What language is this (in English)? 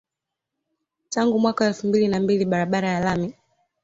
Swahili